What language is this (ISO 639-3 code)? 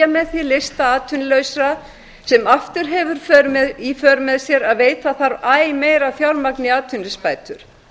isl